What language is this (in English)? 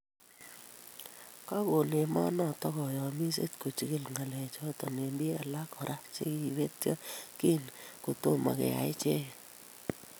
Kalenjin